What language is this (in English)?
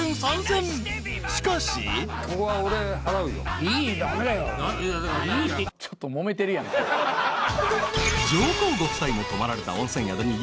Japanese